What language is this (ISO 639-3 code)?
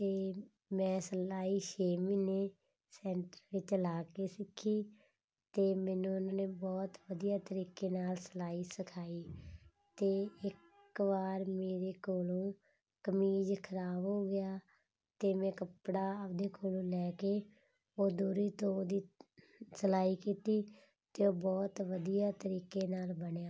pan